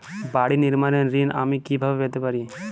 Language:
Bangla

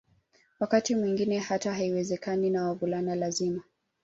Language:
Swahili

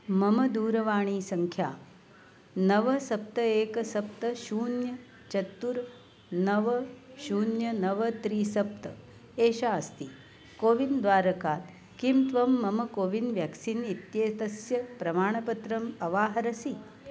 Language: Sanskrit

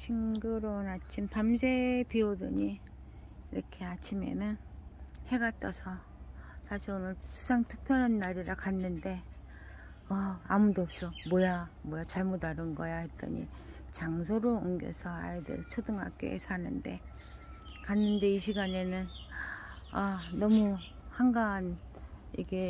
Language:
Korean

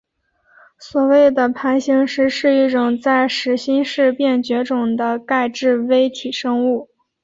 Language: Chinese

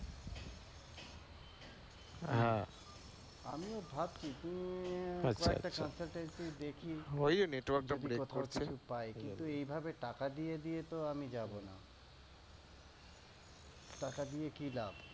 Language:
Bangla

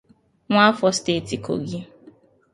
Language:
Igbo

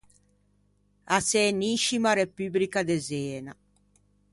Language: Ligurian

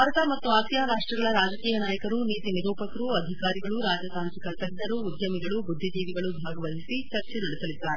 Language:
Kannada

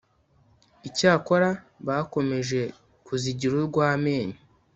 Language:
Kinyarwanda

